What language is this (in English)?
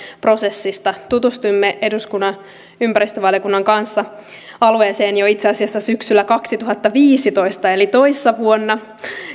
Finnish